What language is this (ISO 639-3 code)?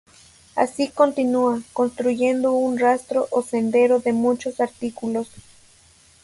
spa